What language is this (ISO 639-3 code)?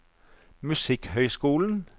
nor